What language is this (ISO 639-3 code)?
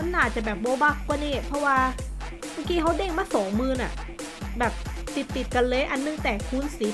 tha